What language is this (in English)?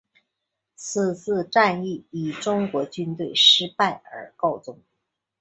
Chinese